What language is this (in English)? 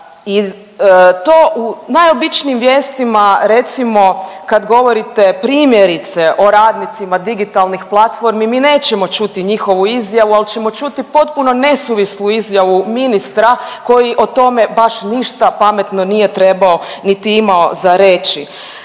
Croatian